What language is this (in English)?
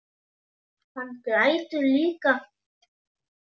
Icelandic